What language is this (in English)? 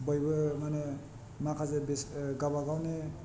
Bodo